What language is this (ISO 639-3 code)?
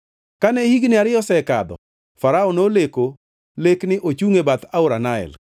luo